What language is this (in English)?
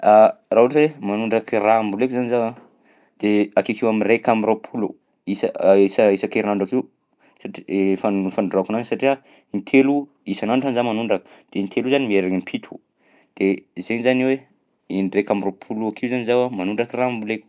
Southern Betsimisaraka Malagasy